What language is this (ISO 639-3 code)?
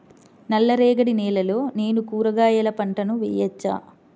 tel